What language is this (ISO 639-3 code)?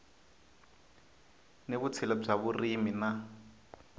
tso